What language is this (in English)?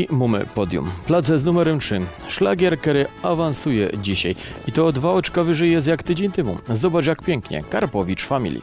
Polish